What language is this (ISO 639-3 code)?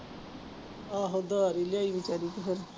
pan